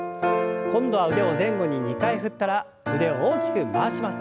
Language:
Japanese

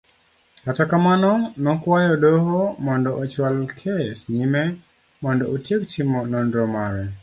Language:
Luo (Kenya and Tanzania)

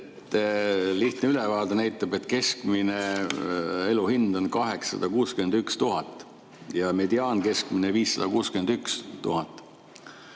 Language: Estonian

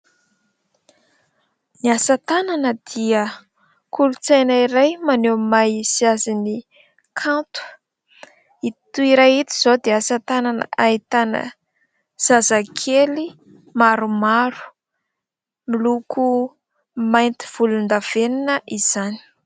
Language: Malagasy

